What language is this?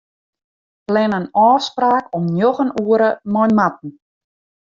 Western Frisian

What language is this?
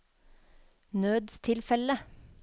Norwegian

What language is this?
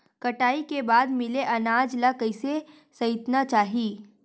Chhattisgarhi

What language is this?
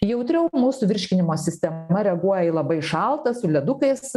Lithuanian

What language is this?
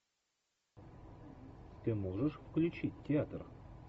Russian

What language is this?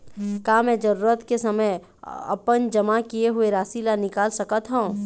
Chhattisgarhi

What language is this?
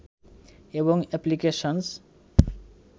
Bangla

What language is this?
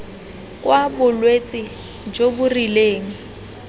Tswana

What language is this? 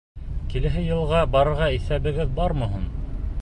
Bashkir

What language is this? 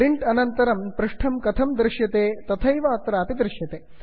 Sanskrit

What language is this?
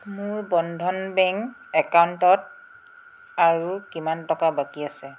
Assamese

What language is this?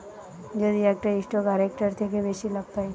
Bangla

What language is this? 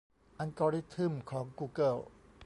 Thai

